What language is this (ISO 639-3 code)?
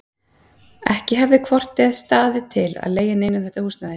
isl